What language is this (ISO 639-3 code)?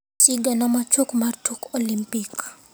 luo